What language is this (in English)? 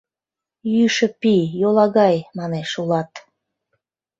Mari